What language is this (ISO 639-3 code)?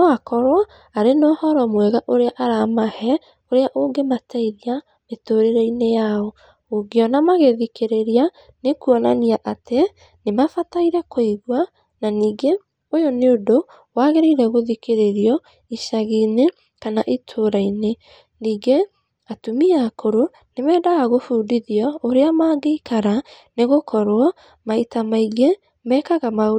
kik